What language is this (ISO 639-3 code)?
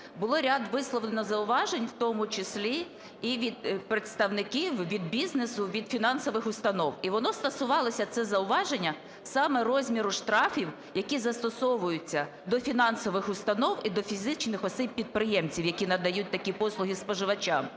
ukr